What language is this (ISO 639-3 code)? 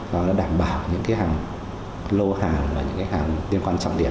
vie